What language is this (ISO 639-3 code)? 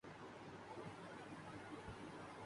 urd